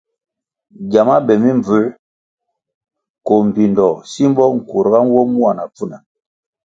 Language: Kwasio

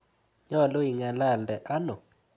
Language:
Kalenjin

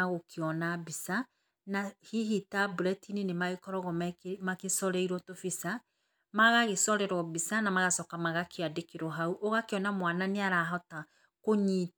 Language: Kikuyu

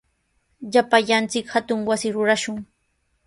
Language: Sihuas Ancash Quechua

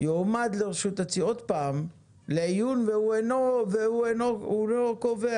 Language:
Hebrew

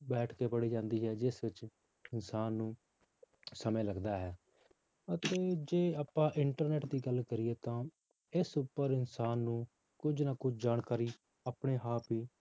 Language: Punjabi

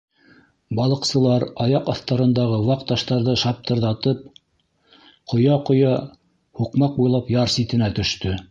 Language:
Bashkir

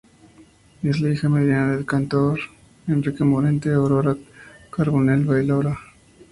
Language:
Spanish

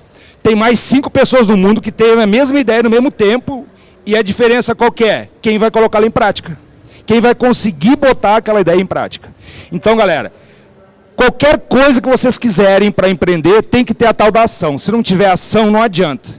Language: Portuguese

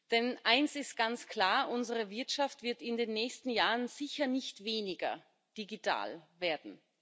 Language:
German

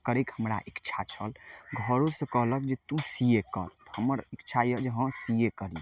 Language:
Maithili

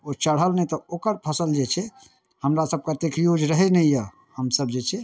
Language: Maithili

